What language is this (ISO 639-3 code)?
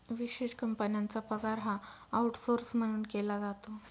mar